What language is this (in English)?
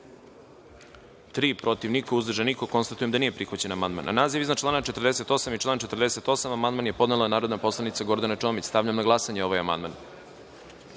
Serbian